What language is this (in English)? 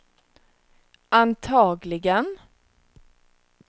Swedish